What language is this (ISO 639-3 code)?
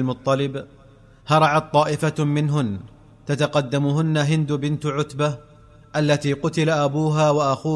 ara